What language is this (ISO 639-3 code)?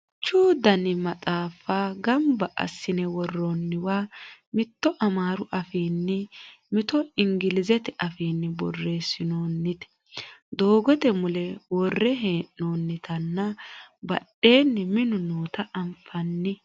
sid